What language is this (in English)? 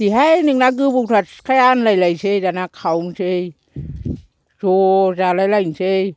Bodo